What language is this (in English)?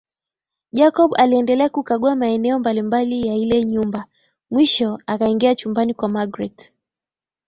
Swahili